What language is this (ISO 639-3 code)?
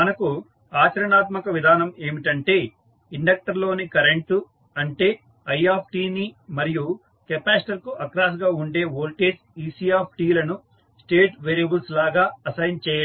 tel